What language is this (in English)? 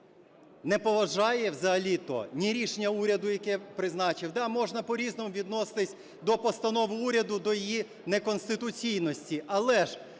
Ukrainian